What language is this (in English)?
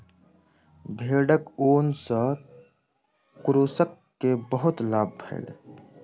Maithili